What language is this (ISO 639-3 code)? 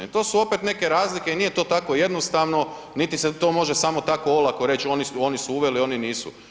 hrv